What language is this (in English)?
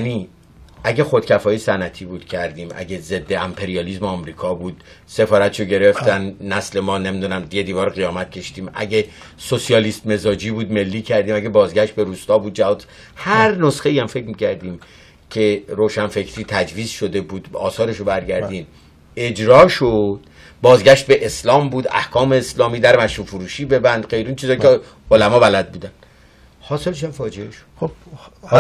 Persian